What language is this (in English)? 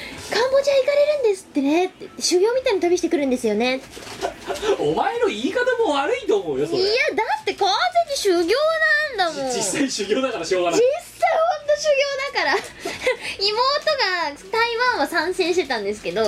Japanese